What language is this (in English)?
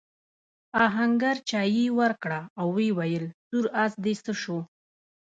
Pashto